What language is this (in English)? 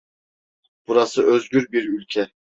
Turkish